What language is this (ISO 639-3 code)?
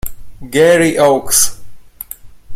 ita